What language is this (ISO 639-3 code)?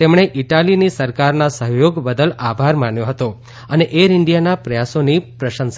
guj